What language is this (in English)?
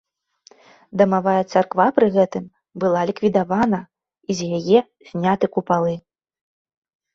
Belarusian